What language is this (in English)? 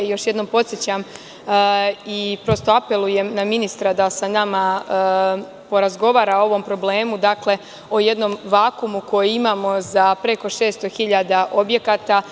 Serbian